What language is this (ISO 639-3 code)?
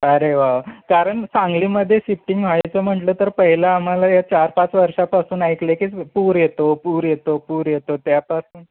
mar